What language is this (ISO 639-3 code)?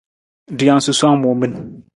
nmz